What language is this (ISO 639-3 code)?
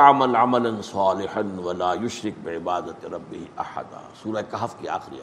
urd